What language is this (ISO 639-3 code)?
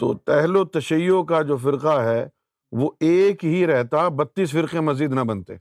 urd